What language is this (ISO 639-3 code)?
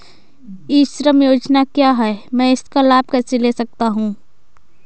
hin